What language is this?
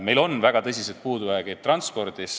Estonian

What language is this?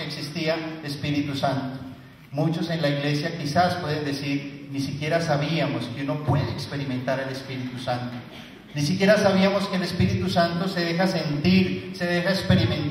Spanish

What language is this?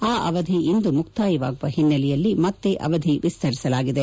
Kannada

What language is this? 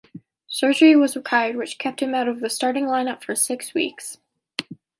English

